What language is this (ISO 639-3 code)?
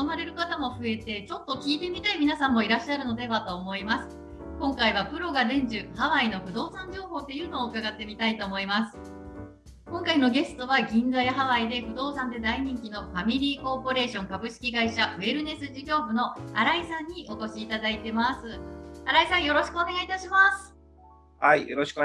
jpn